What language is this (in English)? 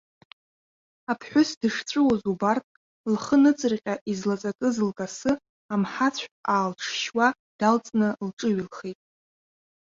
Abkhazian